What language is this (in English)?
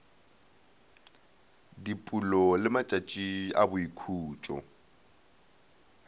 Northern Sotho